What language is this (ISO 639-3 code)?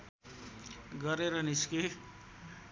nep